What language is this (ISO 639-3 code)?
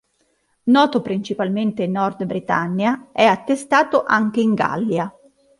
ita